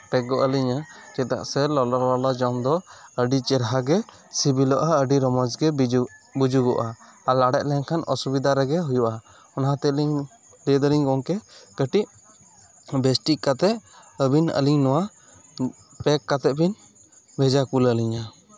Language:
Santali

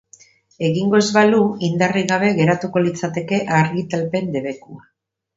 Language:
Basque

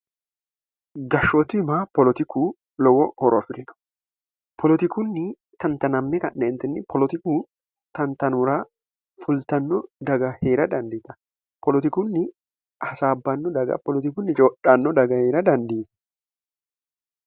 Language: Sidamo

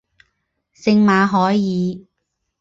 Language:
Chinese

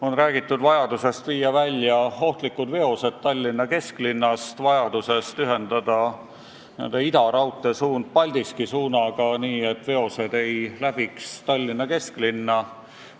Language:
Estonian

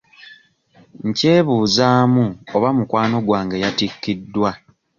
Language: Ganda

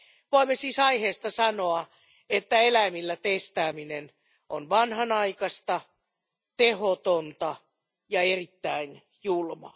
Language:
Finnish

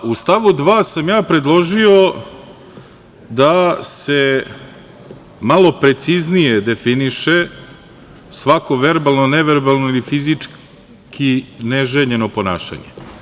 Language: Serbian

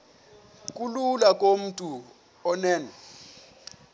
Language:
Xhosa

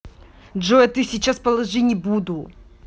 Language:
Russian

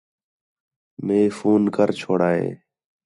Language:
Khetrani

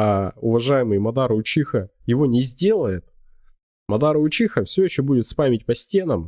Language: Russian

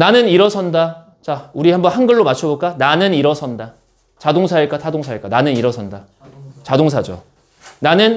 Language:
Korean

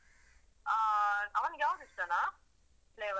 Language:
Kannada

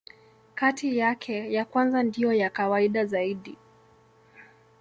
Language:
Swahili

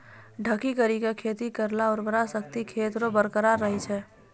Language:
Maithili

